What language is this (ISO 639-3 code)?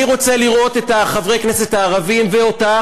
heb